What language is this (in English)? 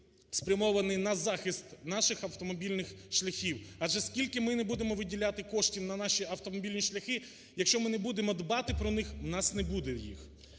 Ukrainian